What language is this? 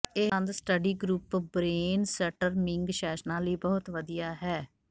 Punjabi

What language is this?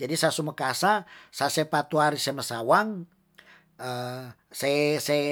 Tondano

